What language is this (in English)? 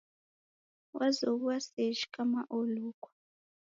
Taita